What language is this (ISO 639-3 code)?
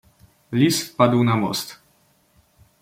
pol